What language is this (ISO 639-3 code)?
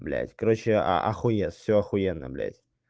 rus